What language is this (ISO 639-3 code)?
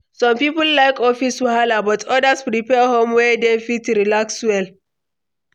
pcm